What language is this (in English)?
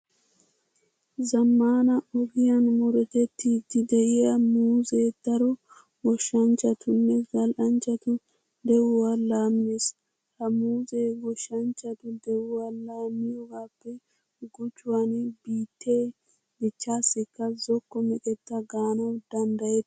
Wolaytta